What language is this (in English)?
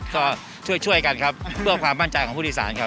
Thai